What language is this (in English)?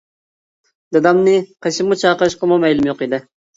Uyghur